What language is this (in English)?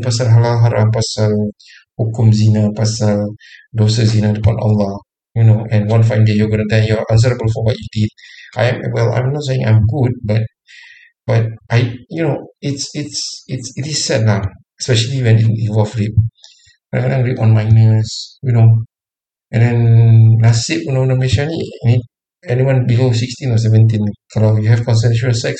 Malay